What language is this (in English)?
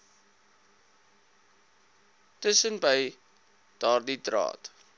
Afrikaans